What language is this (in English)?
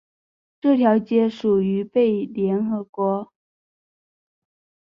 Chinese